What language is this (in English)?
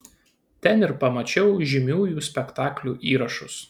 Lithuanian